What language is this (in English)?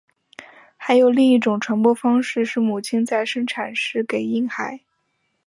Chinese